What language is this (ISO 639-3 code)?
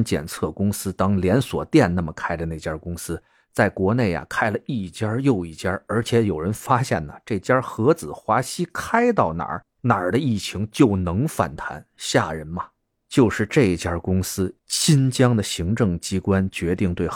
zho